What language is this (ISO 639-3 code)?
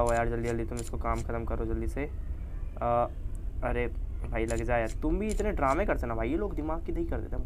hin